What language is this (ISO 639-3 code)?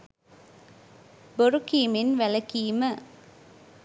sin